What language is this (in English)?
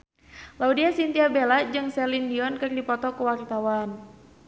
Sundanese